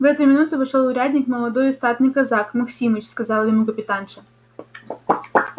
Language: Russian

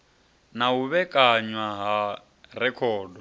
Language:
Venda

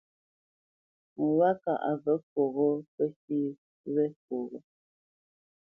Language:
Bamenyam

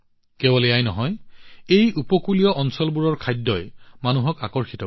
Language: Assamese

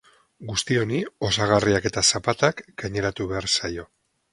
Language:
Basque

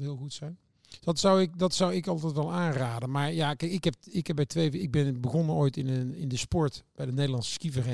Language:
Dutch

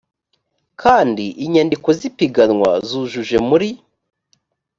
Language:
Kinyarwanda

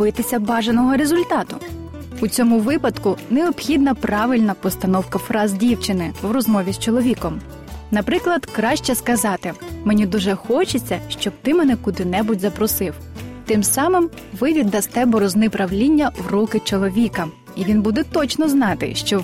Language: Ukrainian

